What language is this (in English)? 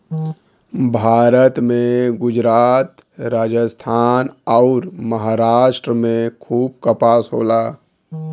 Bhojpuri